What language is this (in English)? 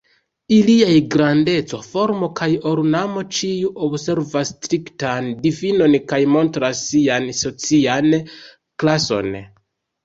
Esperanto